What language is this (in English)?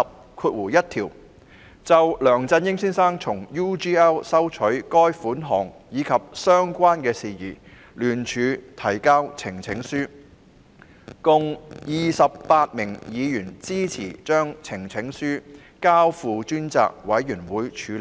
Cantonese